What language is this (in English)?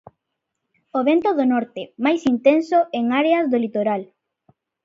Galician